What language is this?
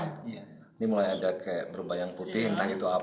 Indonesian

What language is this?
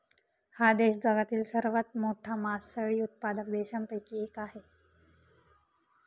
Marathi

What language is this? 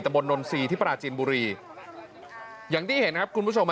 Thai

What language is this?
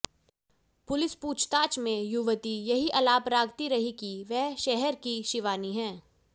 Hindi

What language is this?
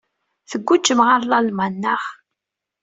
Kabyle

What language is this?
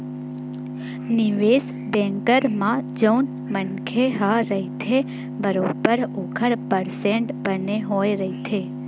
Chhattisgarhi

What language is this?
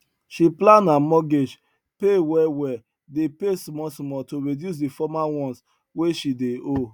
Nigerian Pidgin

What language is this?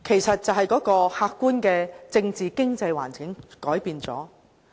Cantonese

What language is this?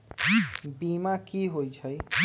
Magahi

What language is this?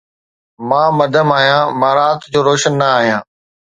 Sindhi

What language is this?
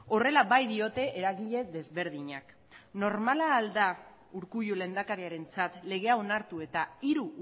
Basque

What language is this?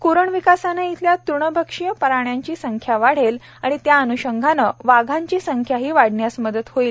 Marathi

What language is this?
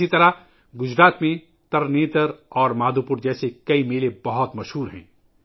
Urdu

